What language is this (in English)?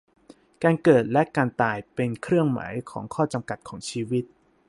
Thai